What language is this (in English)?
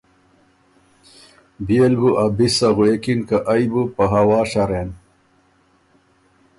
Ormuri